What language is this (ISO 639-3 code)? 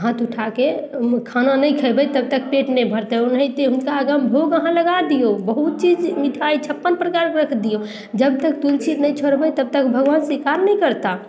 mai